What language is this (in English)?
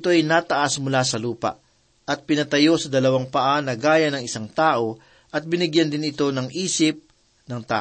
Filipino